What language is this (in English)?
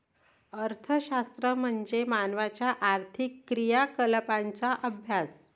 Marathi